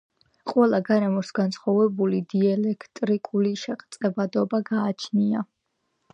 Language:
Georgian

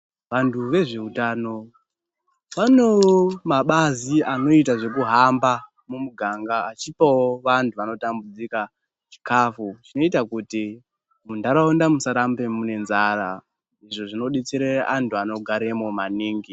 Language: Ndau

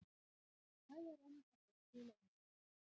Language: Icelandic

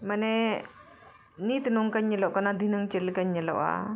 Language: Santali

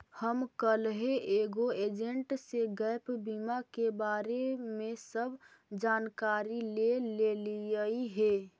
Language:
Magahi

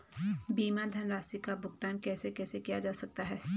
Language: Hindi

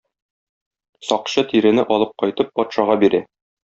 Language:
Tatar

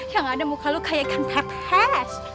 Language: Indonesian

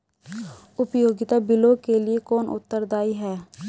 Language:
Hindi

